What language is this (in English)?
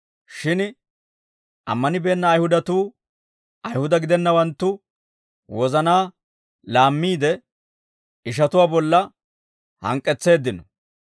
Dawro